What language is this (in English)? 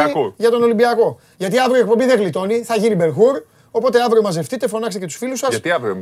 Greek